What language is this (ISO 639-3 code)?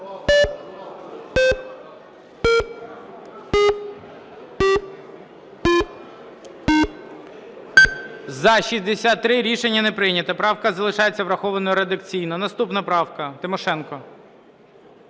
ukr